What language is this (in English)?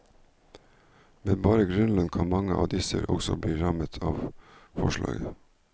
Norwegian